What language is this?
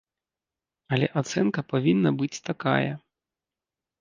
Belarusian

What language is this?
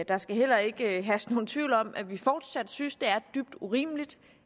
Danish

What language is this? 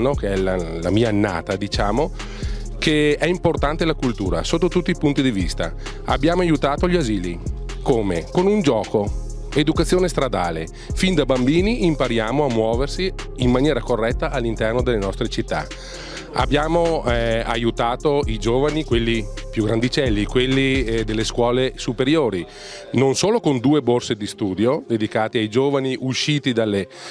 Italian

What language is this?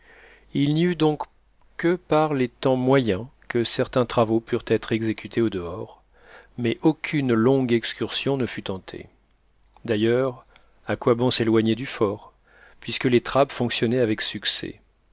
French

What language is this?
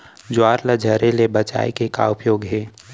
Chhattisgarhi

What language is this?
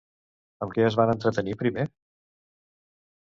Catalan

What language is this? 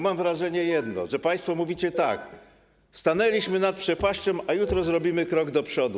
Polish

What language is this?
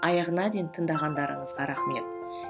Kazakh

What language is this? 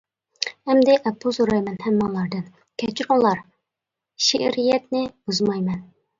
Uyghur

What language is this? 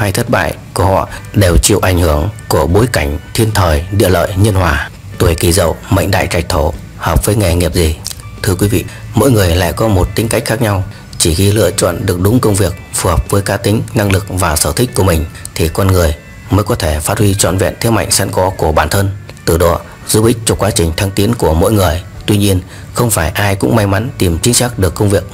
Vietnamese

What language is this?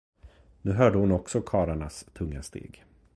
Swedish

